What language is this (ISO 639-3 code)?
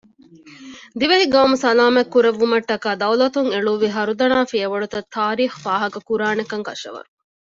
div